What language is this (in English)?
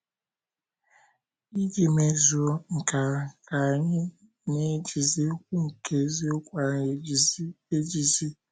Igbo